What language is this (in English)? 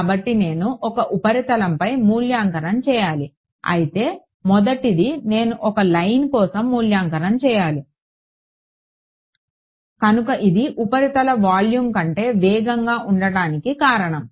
Telugu